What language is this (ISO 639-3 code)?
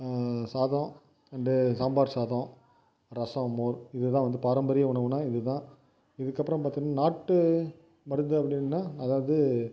tam